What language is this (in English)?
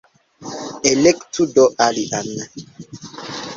Esperanto